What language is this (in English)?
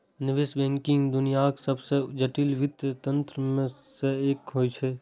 Maithili